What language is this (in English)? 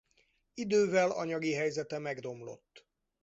Hungarian